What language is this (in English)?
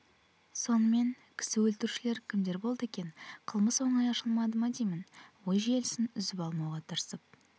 Kazakh